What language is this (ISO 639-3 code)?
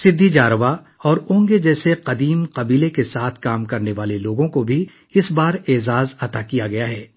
urd